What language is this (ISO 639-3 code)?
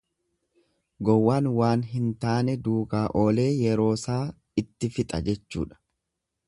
orm